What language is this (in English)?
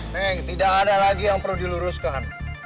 Indonesian